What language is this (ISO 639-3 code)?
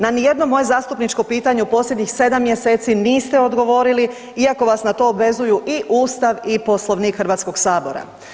hrv